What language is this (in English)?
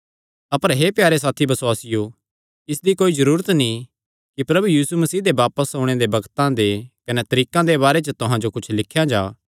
Kangri